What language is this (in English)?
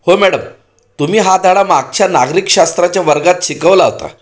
Marathi